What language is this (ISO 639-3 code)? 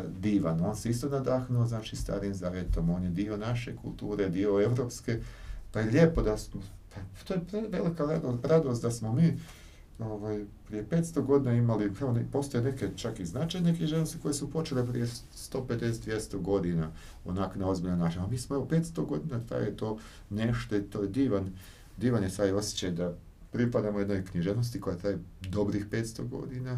hrv